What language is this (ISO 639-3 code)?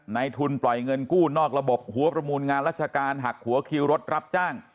tha